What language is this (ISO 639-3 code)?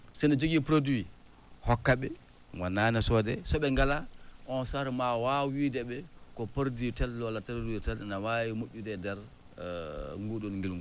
ful